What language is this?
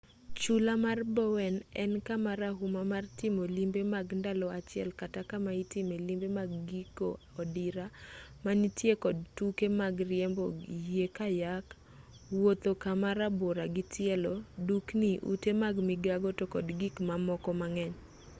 Luo (Kenya and Tanzania)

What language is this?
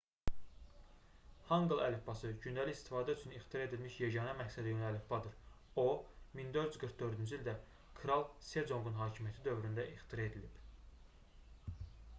Azerbaijani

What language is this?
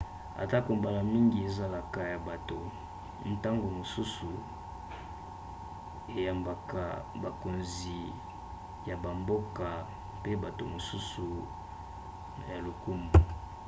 Lingala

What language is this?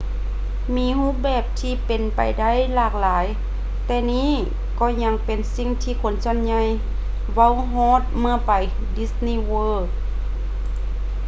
Lao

